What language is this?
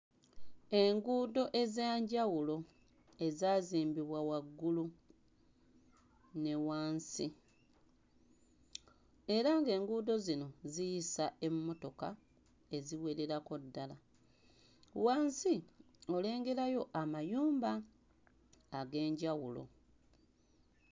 Ganda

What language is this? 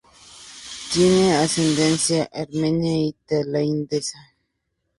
Spanish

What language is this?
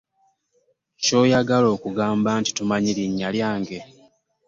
Ganda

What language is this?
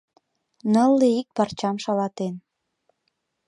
Mari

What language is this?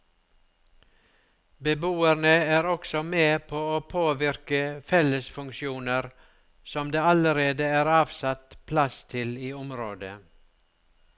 Norwegian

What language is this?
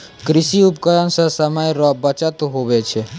Maithili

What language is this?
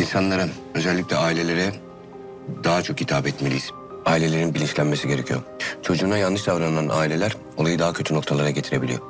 Turkish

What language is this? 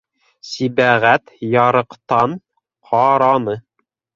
Bashkir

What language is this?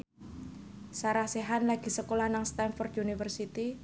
Javanese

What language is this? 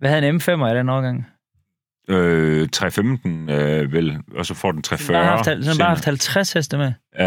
Danish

